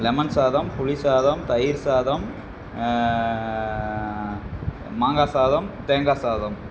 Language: Tamil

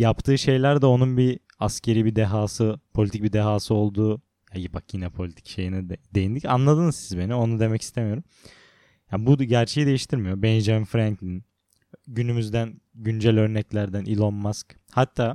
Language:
Turkish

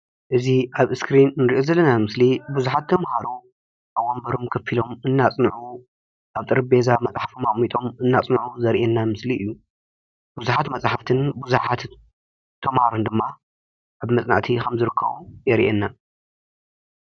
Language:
Tigrinya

